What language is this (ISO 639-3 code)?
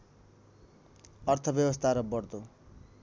nep